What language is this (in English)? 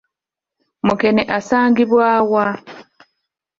Ganda